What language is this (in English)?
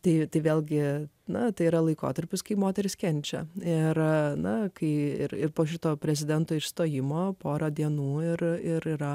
Lithuanian